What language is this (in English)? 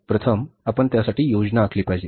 Marathi